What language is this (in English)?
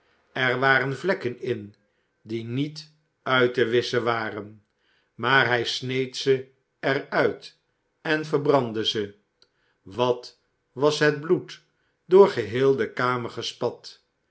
Dutch